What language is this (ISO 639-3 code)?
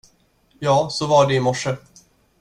swe